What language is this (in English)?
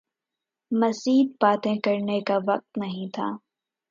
Urdu